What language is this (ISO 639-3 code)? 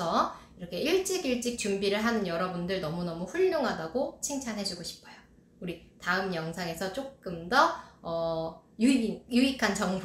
kor